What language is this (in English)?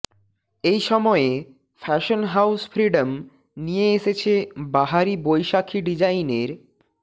Bangla